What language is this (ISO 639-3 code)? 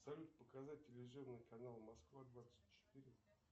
rus